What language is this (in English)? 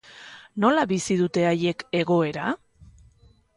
Basque